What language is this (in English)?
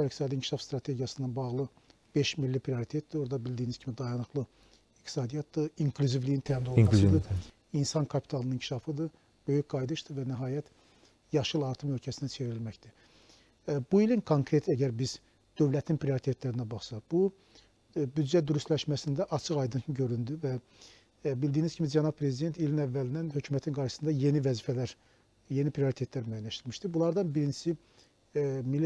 Turkish